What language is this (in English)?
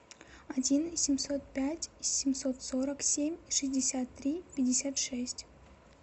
Russian